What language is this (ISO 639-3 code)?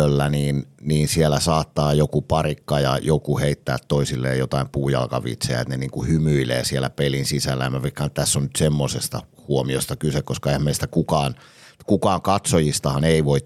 fin